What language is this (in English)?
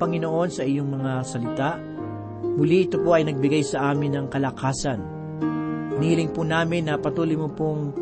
Filipino